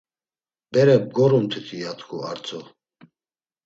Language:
Laz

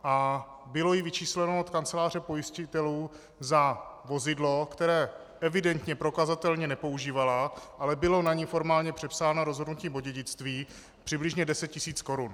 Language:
Czech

